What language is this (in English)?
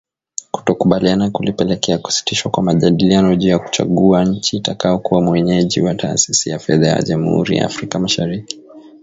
Swahili